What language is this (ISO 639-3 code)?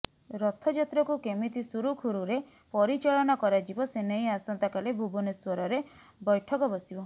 ori